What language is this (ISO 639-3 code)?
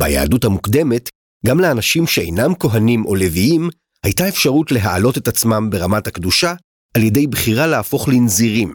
heb